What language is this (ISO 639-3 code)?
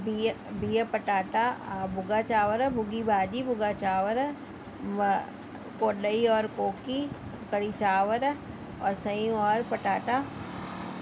snd